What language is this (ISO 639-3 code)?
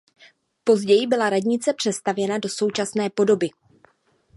ces